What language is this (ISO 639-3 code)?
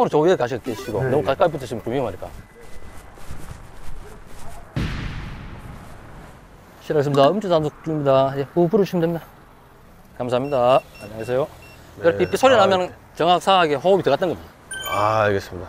kor